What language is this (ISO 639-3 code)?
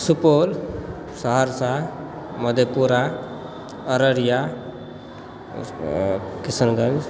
mai